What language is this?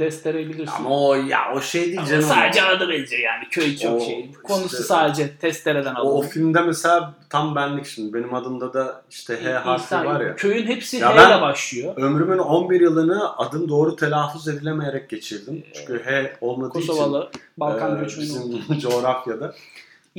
Turkish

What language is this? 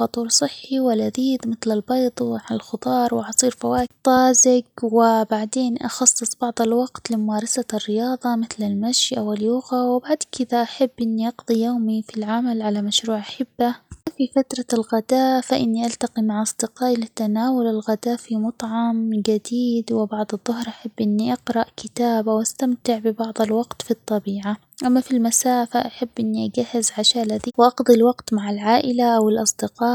Omani Arabic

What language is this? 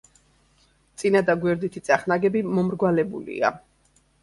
Georgian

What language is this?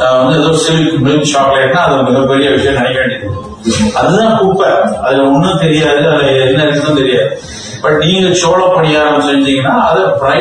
Tamil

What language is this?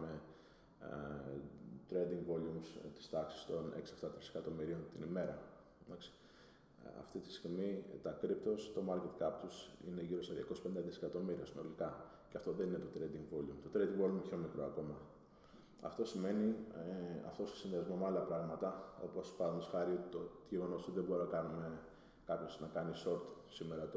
Greek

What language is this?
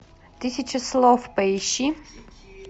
Russian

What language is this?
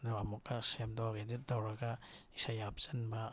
Manipuri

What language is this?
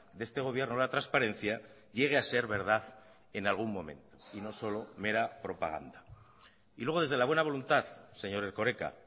Spanish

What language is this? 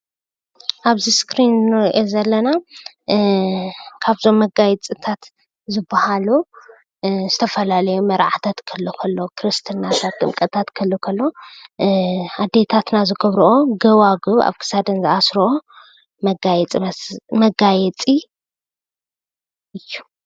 Tigrinya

